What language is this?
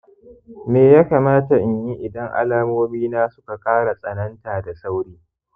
Hausa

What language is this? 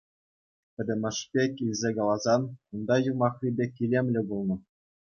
Chuvash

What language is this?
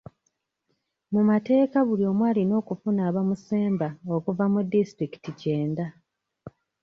Ganda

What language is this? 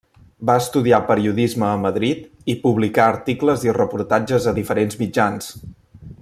Catalan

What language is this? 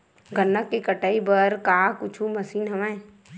Chhattisgarhi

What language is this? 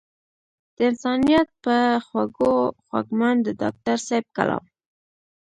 Pashto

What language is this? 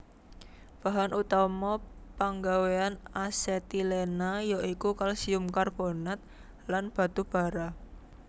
Javanese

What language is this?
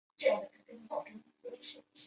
Chinese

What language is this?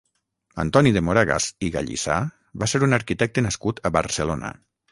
Catalan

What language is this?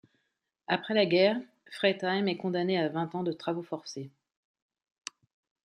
French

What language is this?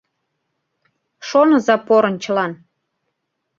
Mari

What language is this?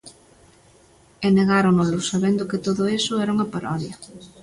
Galician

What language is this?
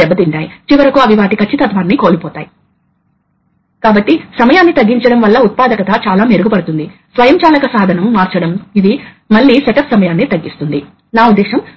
Telugu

